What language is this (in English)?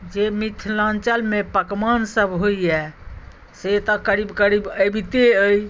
Maithili